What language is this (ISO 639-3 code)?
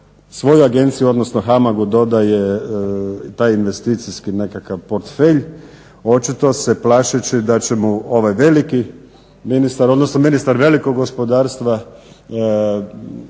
hrv